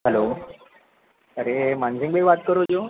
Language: Gujarati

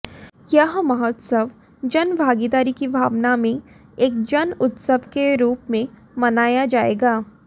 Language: Hindi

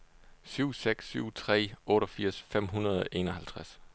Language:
Danish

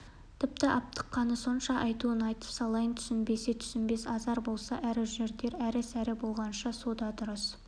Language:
Kazakh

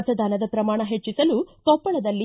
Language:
Kannada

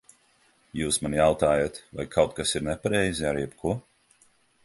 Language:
Latvian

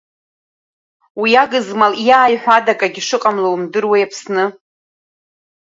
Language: Abkhazian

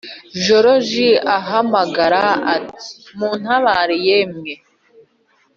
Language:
Kinyarwanda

